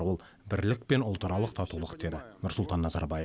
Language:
Kazakh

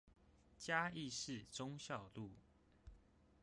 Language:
Chinese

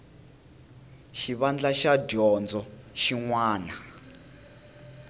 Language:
Tsonga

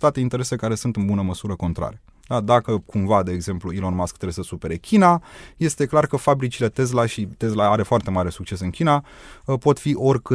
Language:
Romanian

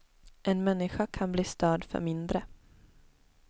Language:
Swedish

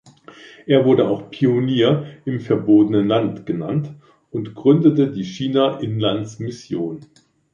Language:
German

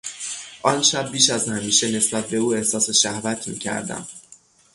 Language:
Persian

